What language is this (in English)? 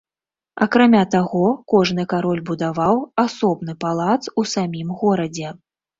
Belarusian